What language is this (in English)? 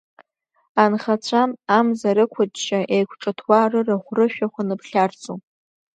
Abkhazian